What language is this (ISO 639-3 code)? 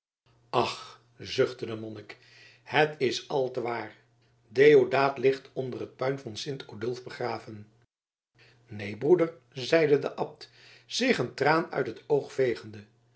nld